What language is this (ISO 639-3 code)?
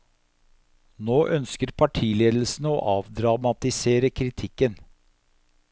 nor